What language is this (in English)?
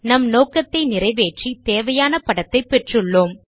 Tamil